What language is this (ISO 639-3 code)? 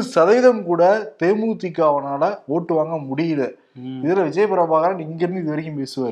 tam